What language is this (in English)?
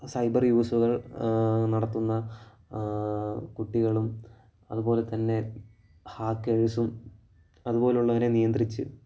Malayalam